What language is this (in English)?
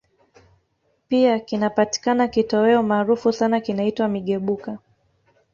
Swahili